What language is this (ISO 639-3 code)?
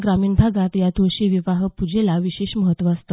mar